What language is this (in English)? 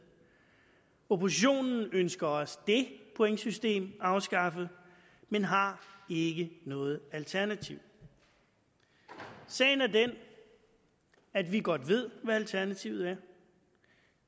Danish